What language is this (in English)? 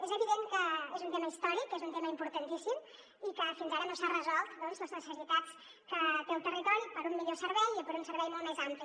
Catalan